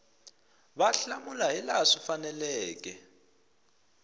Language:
Tsonga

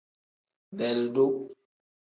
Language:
Tem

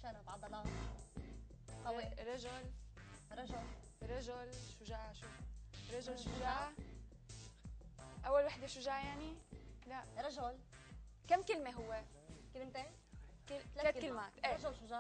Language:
Arabic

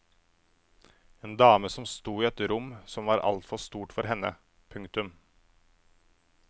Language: Norwegian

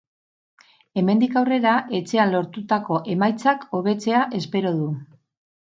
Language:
Basque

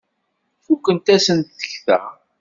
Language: Kabyle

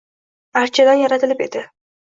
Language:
Uzbek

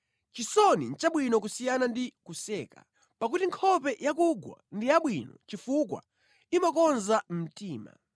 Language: Nyanja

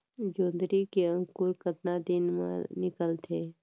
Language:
Chhattisgarhi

